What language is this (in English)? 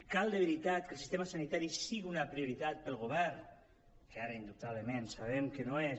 Catalan